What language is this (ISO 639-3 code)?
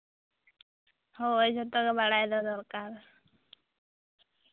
sat